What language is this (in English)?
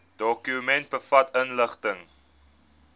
Afrikaans